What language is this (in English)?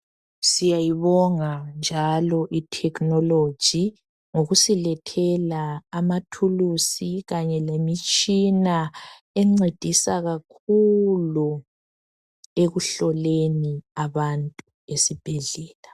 North Ndebele